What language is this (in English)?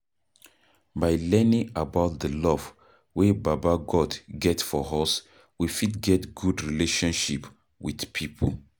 Nigerian Pidgin